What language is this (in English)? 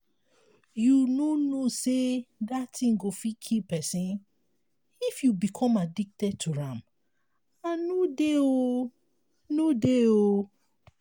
Nigerian Pidgin